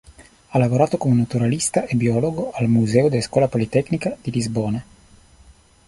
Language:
Italian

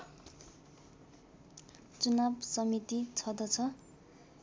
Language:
Nepali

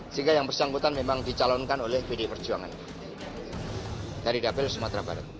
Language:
Indonesian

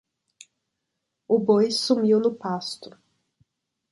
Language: Portuguese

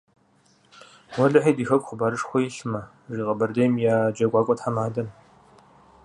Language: Kabardian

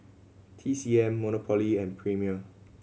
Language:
English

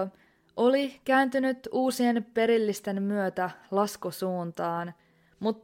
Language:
Finnish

